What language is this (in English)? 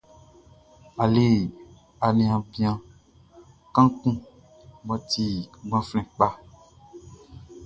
Baoulé